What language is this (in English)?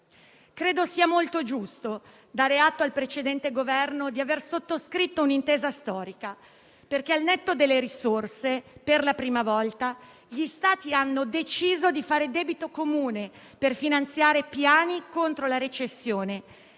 Italian